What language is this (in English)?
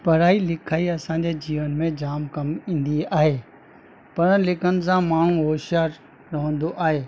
Sindhi